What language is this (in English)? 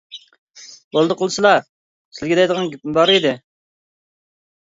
Uyghur